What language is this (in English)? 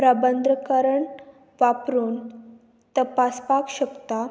Konkani